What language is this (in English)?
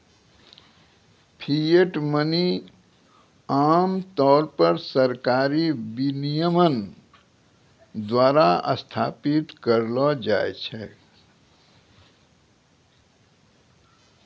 Maithili